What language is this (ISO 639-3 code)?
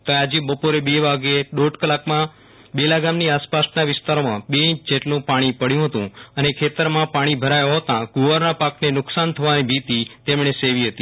guj